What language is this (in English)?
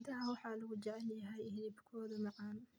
Somali